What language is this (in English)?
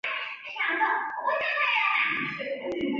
Chinese